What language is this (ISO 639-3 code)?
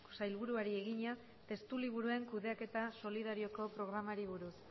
eus